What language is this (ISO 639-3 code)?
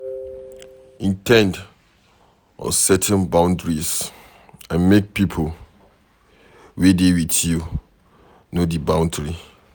pcm